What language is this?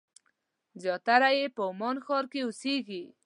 Pashto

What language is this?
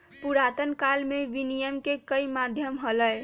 Magahi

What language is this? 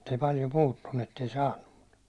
Finnish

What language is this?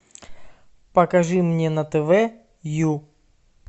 Russian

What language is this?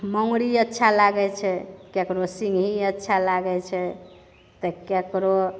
Maithili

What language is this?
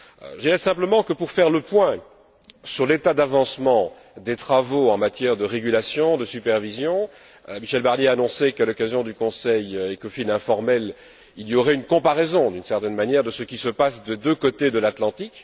French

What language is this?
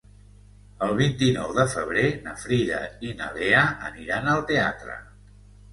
Catalan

